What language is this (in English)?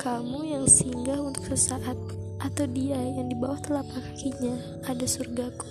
Indonesian